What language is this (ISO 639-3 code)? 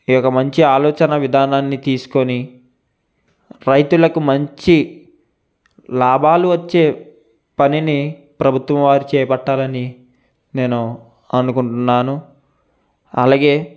tel